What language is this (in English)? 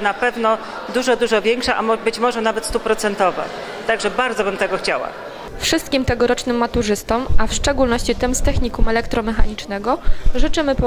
Polish